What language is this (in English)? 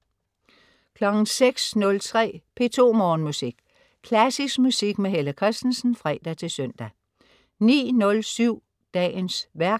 Danish